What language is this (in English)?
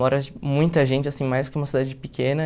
Portuguese